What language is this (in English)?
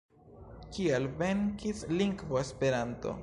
Esperanto